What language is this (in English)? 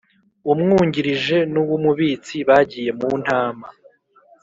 Kinyarwanda